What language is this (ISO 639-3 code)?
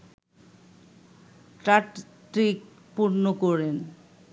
ben